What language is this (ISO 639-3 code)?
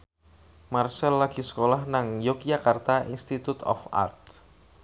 jav